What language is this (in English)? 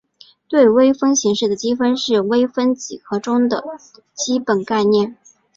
Chinese